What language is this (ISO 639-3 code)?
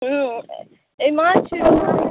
mai